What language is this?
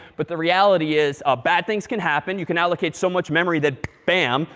English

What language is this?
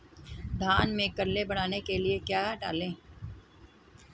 Hindi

